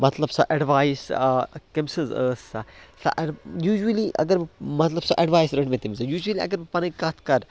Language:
Kashmiri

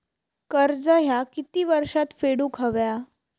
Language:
Marathi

